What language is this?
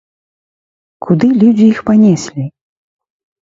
Belarusian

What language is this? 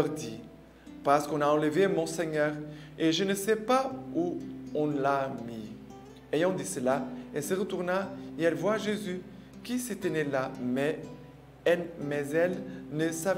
French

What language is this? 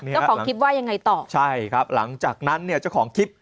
Thai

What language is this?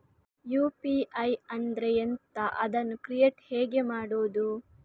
Kannada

